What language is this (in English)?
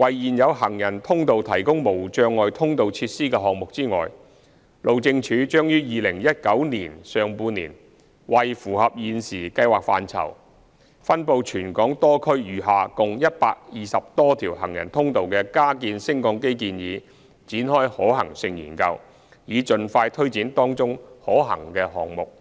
Cantonese